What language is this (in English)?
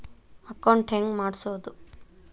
Kannada